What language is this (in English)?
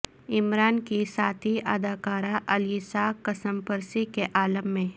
Urdu